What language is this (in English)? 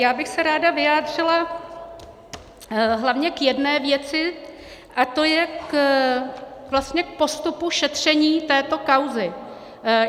Czech